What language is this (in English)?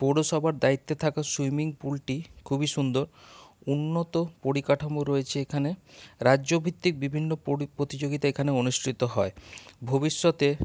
Bangla